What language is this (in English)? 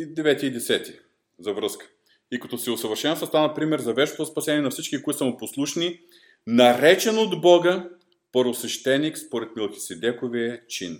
Bulgarian